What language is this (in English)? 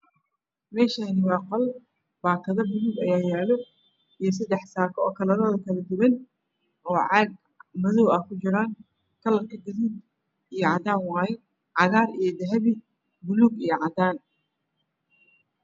Somali